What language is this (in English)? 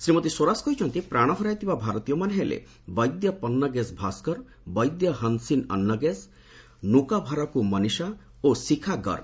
Odia